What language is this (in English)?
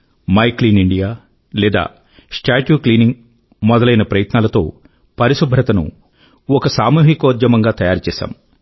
Telugu